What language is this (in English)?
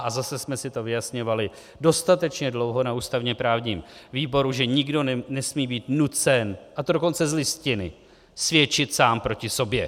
Czech